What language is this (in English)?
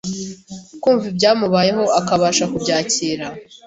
Kinyarwanda